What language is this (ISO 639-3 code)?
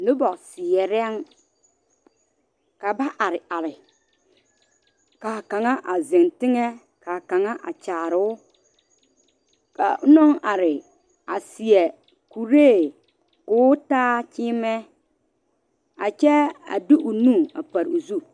dga